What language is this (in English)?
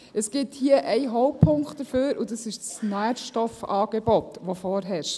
Swiss German